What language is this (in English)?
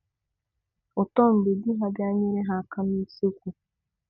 Igbo